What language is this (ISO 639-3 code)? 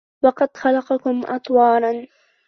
ara